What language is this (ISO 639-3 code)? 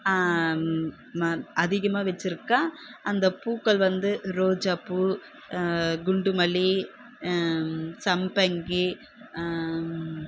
tam